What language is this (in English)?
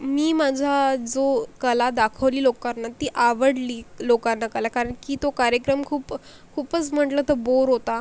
Marathi